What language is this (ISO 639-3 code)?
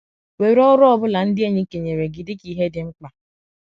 ibo